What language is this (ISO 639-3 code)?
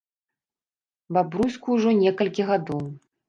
bel